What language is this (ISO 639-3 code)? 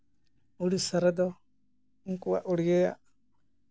sat